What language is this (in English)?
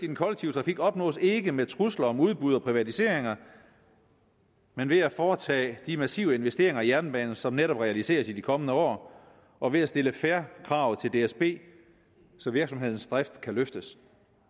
Danish